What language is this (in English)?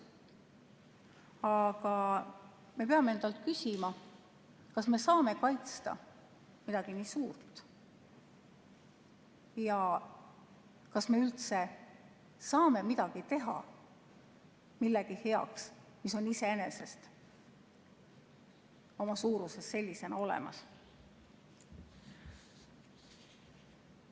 Estonian